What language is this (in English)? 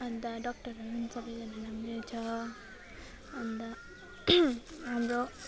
Nepali